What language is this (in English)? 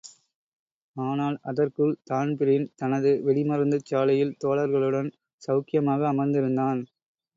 Tamil